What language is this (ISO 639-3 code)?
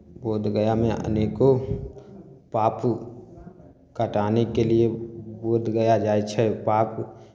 mai